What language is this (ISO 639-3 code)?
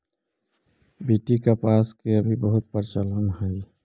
mag